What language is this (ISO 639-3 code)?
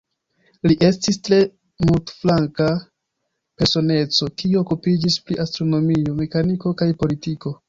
epo